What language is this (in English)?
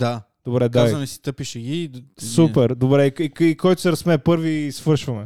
Bulgarian